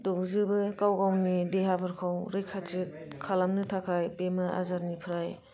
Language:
Bodo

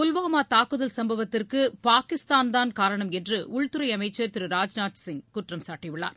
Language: Tamil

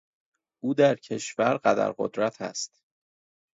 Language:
Persian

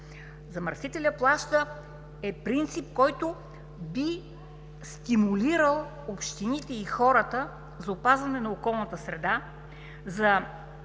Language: Bulgarian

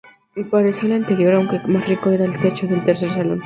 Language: Spanish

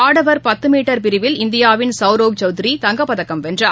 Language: Tamil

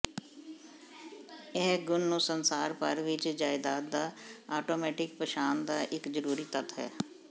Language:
Punjabi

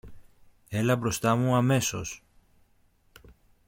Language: Greek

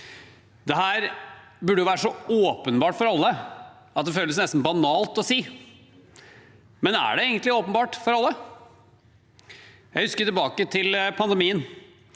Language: Norwegian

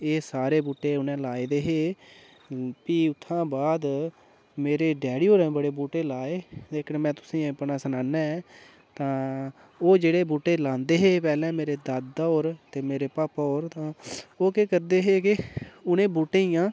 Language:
Dogri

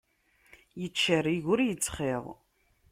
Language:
Kabyle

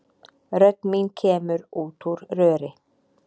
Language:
Icelandic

